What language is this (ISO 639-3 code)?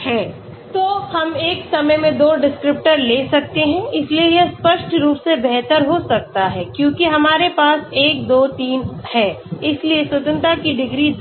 hin